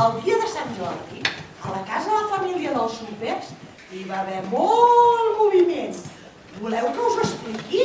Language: Spanish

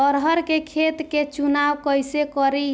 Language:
Bhojpuri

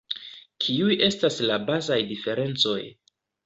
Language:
Esperanto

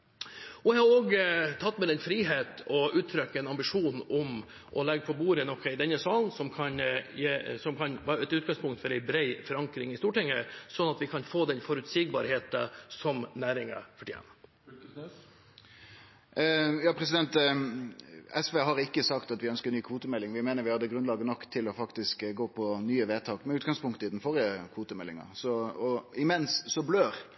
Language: Norwegian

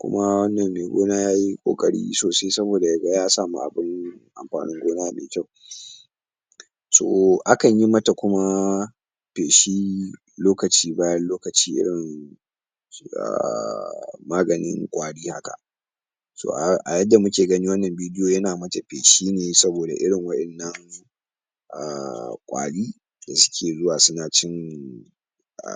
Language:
Hausa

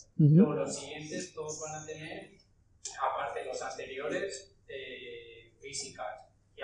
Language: Spanish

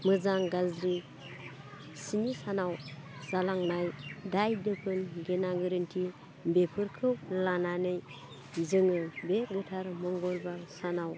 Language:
Bodo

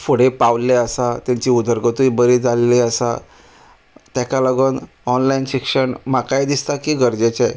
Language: Konkani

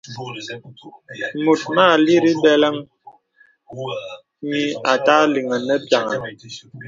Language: Bebele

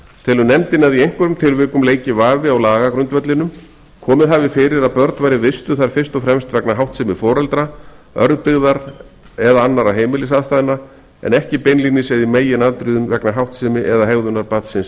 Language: Icelandic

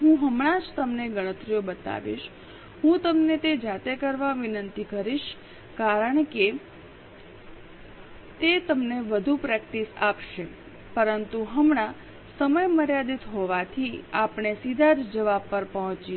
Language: Gujarati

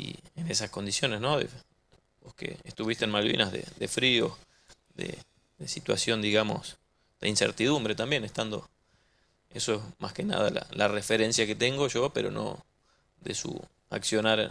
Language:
Spanish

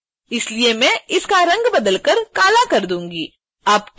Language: Hindi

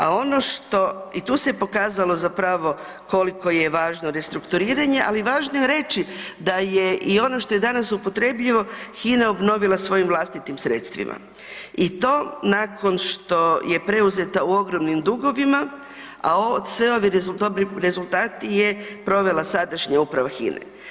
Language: Croatian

